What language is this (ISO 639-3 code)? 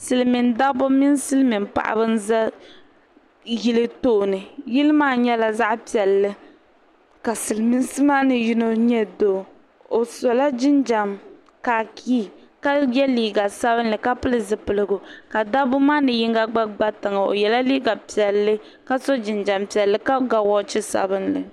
dag